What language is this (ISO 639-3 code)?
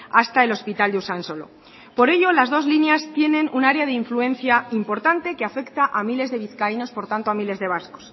spa